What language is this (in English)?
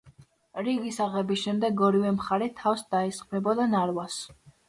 Georgian